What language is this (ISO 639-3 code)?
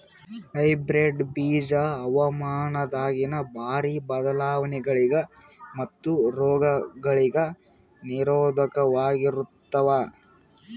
kan